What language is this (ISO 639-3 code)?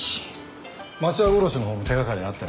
jpn